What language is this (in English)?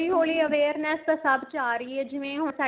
Punjabi